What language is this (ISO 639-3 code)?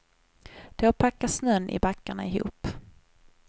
swe